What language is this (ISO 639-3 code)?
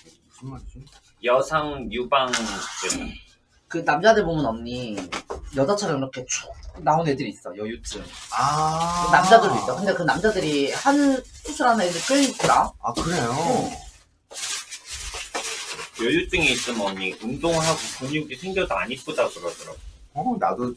kor